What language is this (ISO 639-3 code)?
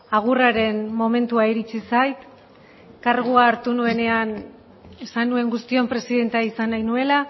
eus